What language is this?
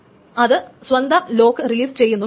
Malayalam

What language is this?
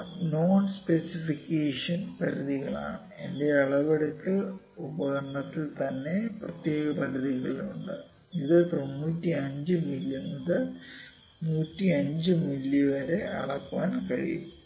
Malayalam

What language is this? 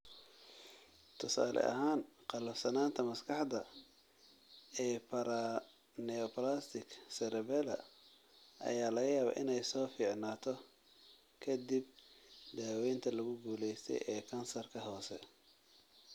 Somali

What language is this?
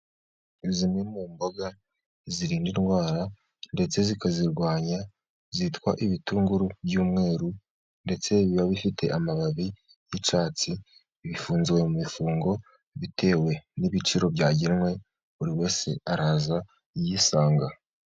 Kinyarwanda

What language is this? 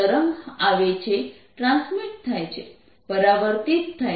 Gujarati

